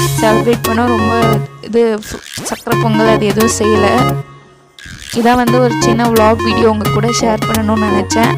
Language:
Romanian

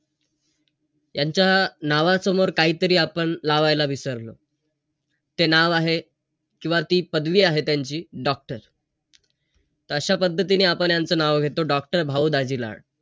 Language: Marathi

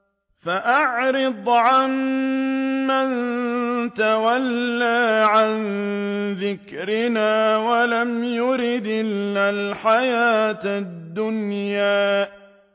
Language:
Arabic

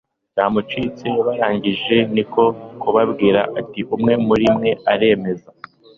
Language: Kinyarwanda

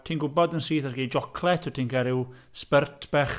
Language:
Welsh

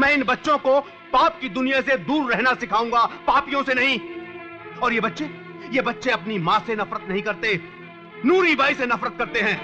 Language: Hindi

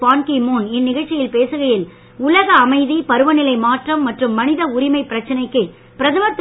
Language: Tamil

